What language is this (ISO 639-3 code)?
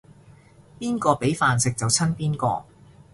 yue